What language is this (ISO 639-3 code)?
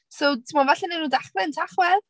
cym